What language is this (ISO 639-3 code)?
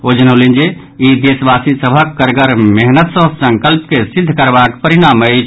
mai